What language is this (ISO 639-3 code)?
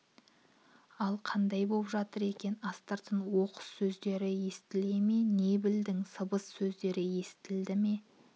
kaz